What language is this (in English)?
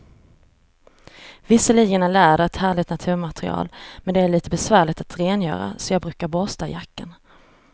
Swedish